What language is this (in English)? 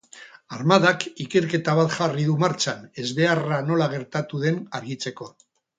Basque